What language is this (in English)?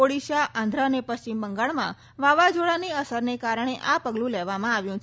Gujarati